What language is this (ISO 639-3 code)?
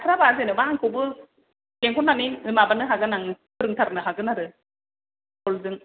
brx